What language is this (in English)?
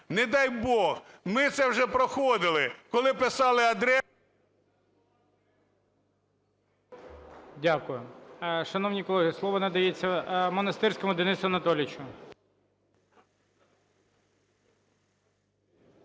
Ukrainian